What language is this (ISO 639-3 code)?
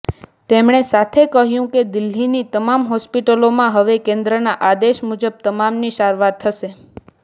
guj